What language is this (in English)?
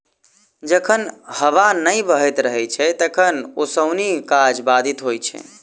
Maithili